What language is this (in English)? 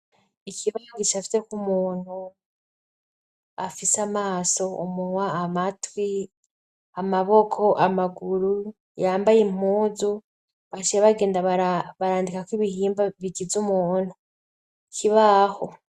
Rundi